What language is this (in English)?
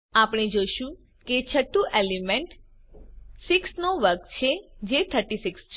Gujarati